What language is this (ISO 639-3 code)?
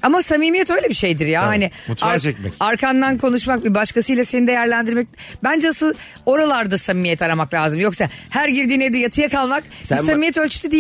tur